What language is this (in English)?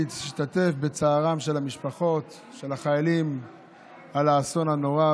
Hebrew